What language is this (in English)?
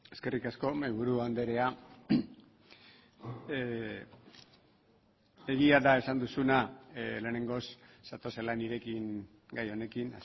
Basque